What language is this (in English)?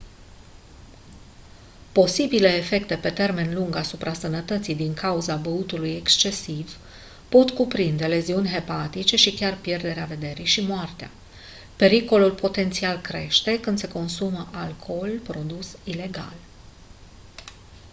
Romanian